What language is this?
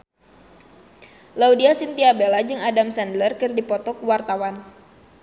Sundanese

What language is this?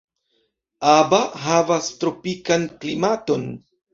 Esperanto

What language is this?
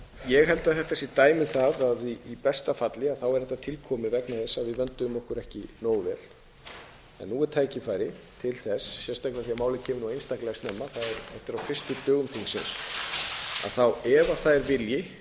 Icelandic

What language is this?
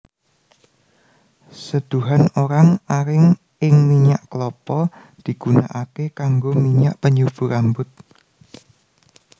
Javanese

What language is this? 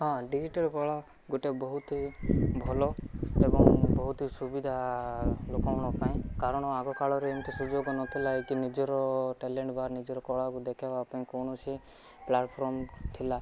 Odia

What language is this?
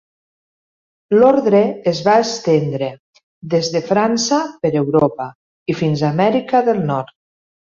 Catalan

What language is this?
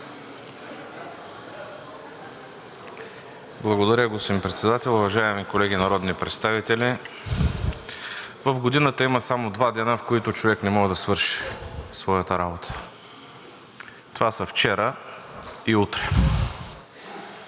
Bulgarian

